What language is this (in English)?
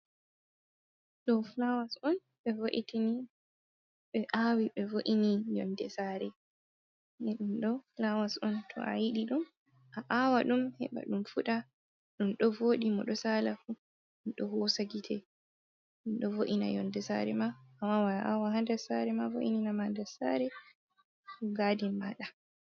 Fula